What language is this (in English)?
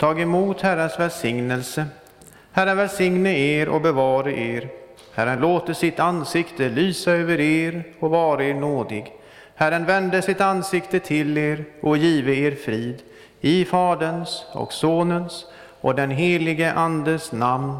Swedish